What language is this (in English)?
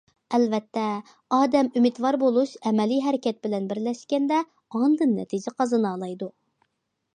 Uyghur